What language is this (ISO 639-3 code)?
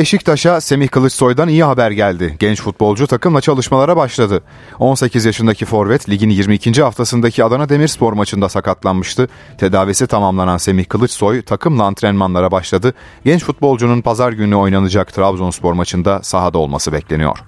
tur